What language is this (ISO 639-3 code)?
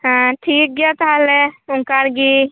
sat